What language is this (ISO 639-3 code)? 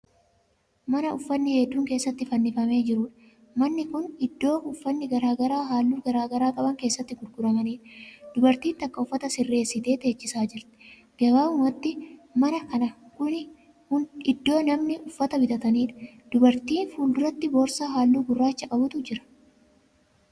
orm